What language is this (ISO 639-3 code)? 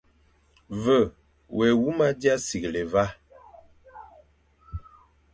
fan